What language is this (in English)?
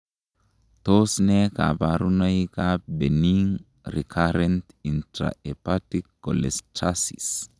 Kalenjin